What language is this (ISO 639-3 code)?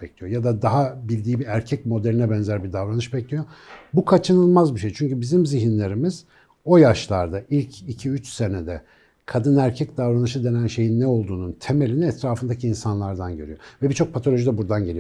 tur